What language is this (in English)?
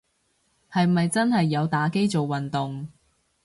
Cantonese